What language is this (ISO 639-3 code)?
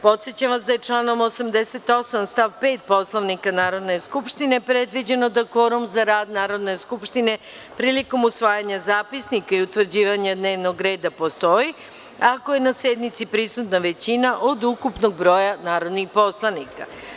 srp